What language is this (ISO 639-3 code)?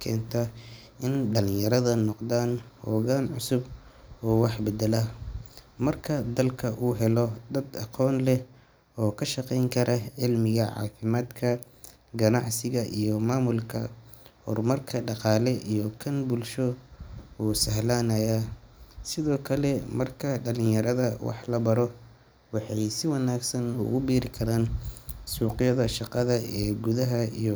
som